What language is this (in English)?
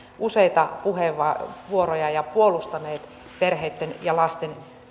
Finnish